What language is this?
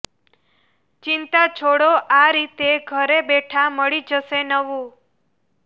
Gujarati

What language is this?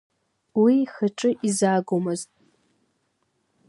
Abkhazian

